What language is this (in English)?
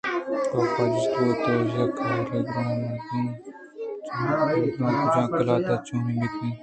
Eastern Balochi